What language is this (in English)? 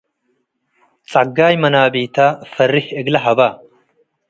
Tigre